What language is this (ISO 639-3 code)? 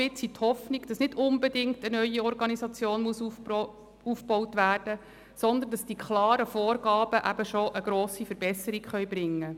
gsw